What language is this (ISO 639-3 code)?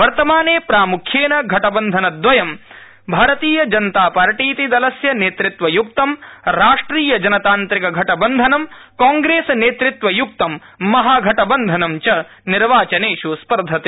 san